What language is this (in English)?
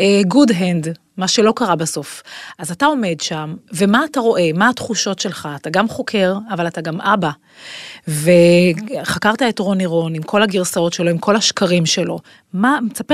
Hebrew